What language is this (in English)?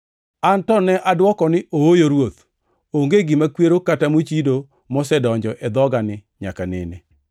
Luo (Kenya and Tanzania)